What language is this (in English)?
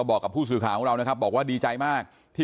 Thai